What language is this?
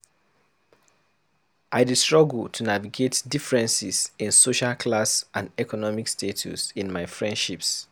Nigerian Pidgin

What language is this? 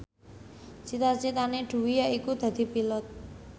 Javanese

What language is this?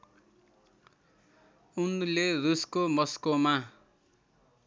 Nepali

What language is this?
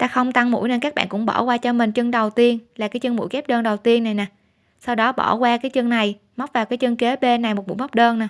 Vietnamese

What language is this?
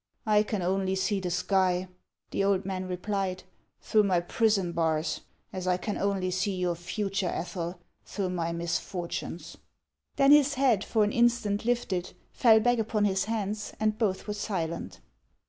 English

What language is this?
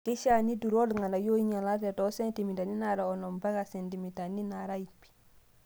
Masai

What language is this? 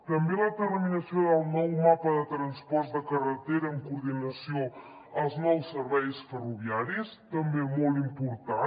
Catalan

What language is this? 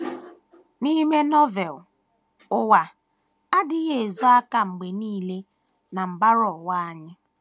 Igbo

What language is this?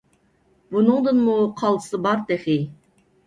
Uyghur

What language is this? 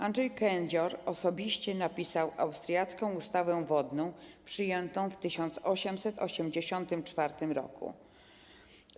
Polish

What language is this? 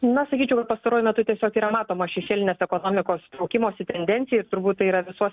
Lithuanian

